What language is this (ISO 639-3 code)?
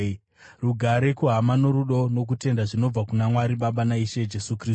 sna